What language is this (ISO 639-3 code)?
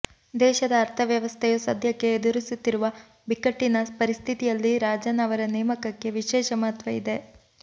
kan